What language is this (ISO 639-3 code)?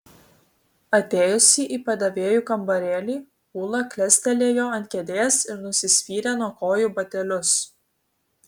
lit